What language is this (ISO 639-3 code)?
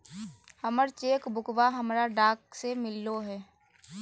mag